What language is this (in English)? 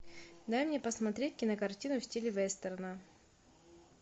Russian